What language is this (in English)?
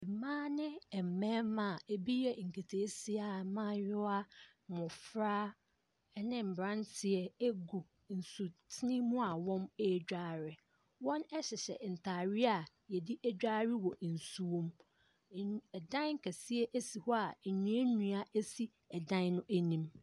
Akan